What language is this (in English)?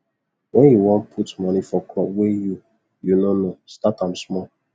Nigerian Pidgin